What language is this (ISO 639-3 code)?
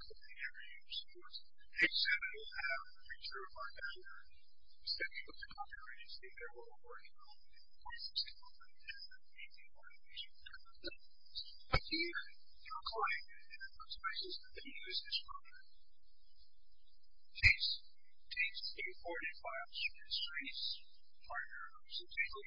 eng